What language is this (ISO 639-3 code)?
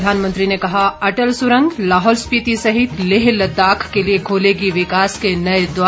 hin